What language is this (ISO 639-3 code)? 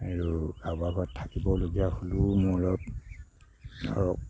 asm